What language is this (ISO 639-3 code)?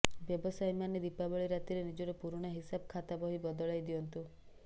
ori